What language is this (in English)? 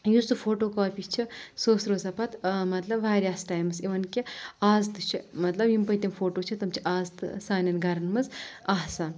Kashmiri